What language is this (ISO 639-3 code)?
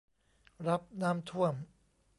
tha